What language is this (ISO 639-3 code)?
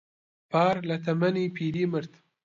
ckb